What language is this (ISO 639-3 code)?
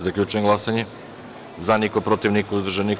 srp